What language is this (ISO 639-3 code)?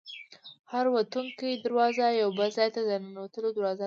pus